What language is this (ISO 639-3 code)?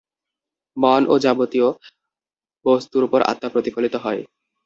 ben